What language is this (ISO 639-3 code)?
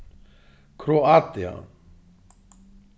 fao